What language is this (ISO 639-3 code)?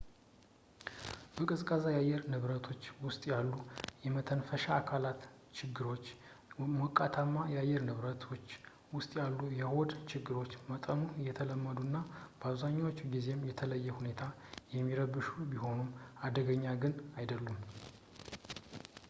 amh